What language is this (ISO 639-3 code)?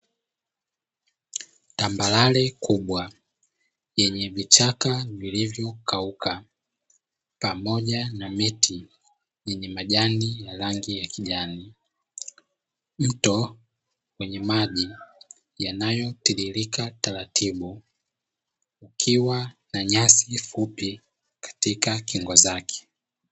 swa